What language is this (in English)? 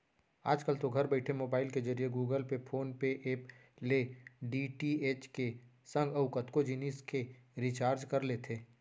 Chhattisgarhi